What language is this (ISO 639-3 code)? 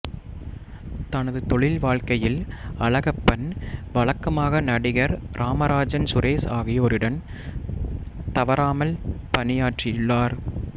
tam